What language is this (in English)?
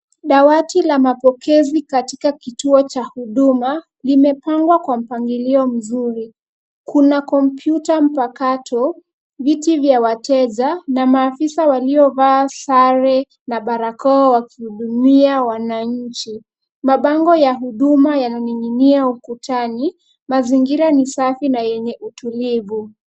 Swahili